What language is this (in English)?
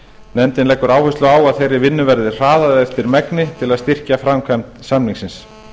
Icelandic